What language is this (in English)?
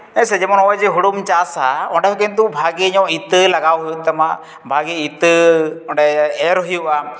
Santali